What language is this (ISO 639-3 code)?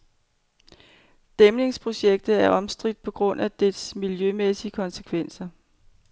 dan